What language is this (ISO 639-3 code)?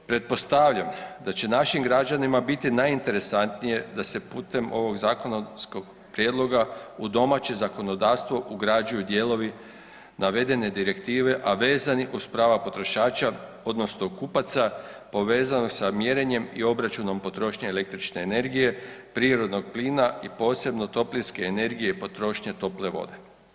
hrv